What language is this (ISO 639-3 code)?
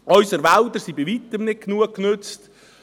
gsw